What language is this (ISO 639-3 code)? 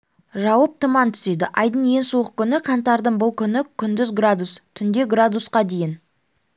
kaz